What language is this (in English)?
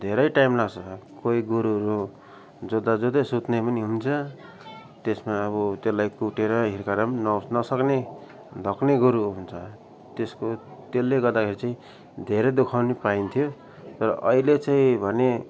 Nepali